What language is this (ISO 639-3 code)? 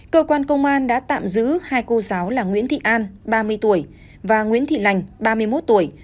vie